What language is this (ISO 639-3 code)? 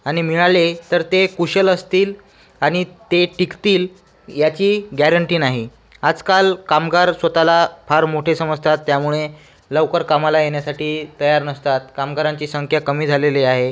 mar